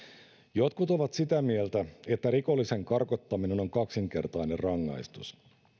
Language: Finnish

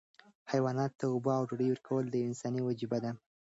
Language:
Pashto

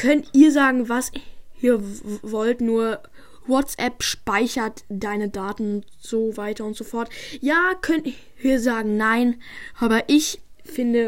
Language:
German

